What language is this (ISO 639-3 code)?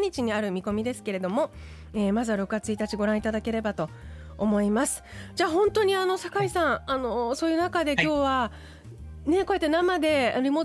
jpn